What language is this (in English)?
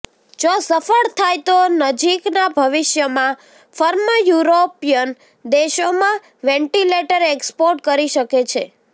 Gujarati